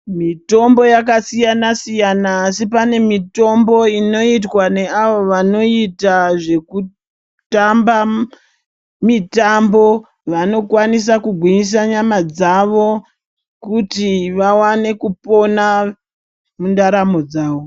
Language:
Ndau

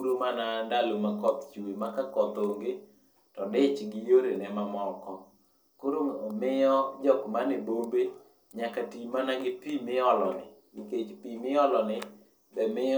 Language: Luo (Kenya and Tanzania)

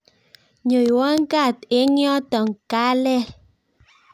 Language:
Kalenjin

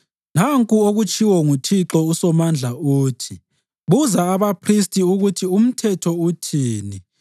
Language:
North Ndebele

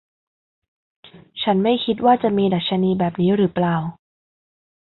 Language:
Thai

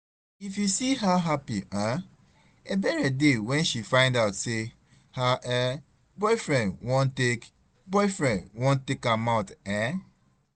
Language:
Nigerian Pidgin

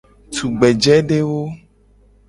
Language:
Gen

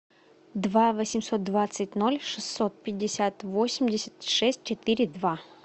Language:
Russian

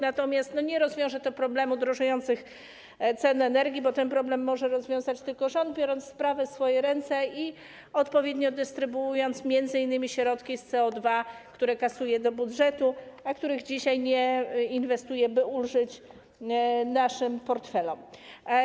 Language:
Polish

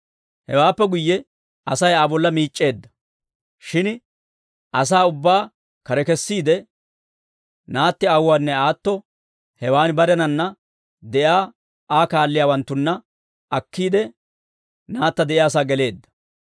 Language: Dawro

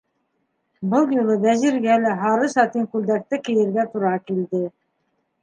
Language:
Bashkir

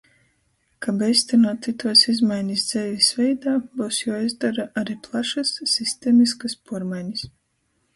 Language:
Latgalian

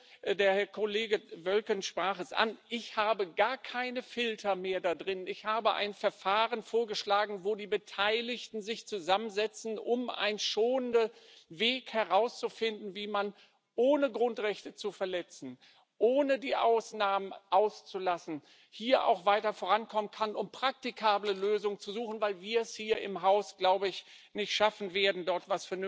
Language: German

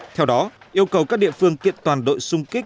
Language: Vietnamese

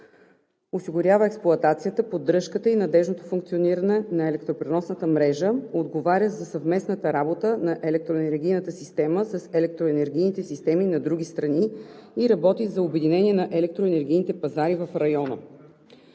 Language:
Bulgarian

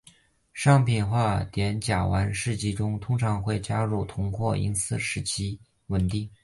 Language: Chinese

